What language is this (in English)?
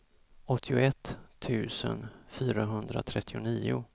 Swedish